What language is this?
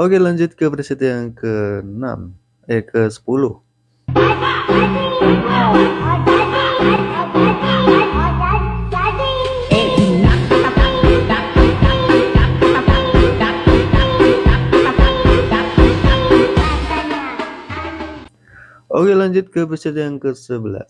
Indonesian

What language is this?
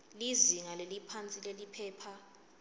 Swati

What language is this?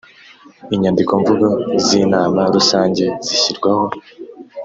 Kinyarwanda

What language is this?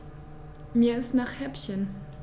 German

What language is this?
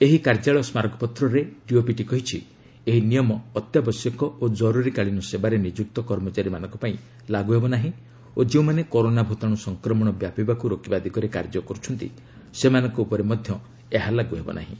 Odia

